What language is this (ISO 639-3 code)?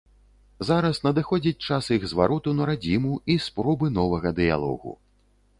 bel